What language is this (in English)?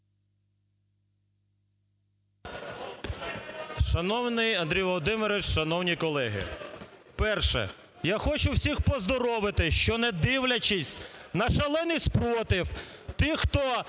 Ukrainian